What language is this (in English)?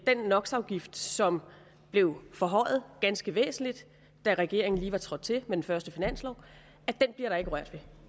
Danish